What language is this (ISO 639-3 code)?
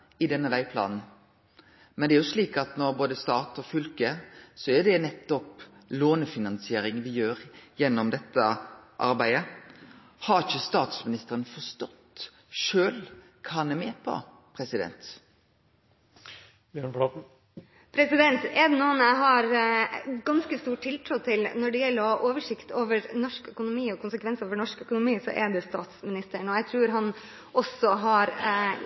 nor